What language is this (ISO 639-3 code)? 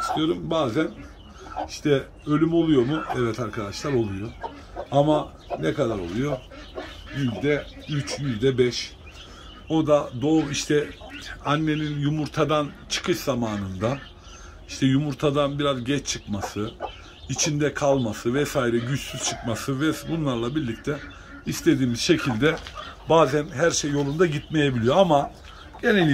tur